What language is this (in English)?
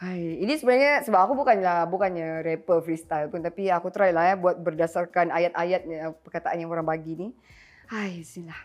Malay